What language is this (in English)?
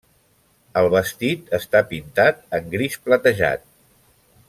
Catalan